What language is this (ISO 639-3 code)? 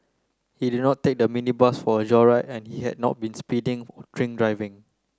eng